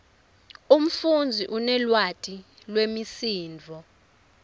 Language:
Swati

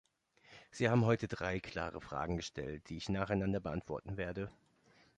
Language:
German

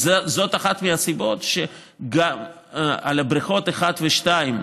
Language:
Hebrew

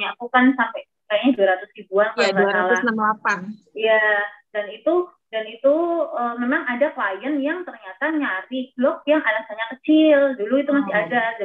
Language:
Indonesian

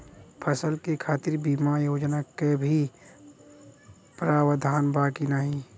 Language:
Bhojpuri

